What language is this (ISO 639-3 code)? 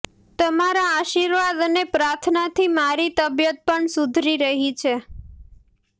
guj